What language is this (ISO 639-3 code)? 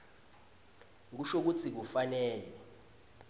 ssw